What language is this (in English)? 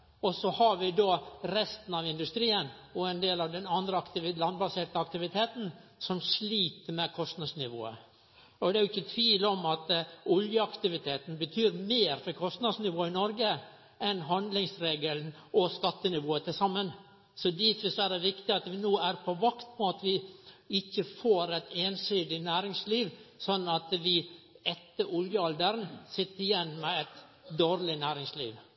Norwegian Nynorsk